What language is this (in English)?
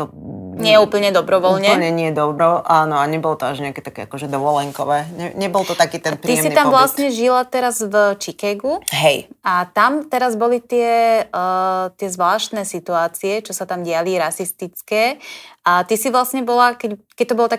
Slovak